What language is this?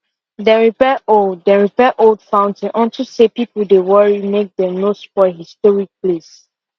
Nigerian Pidgin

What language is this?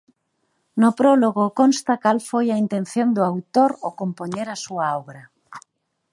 Galician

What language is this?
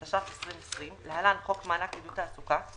Hebrew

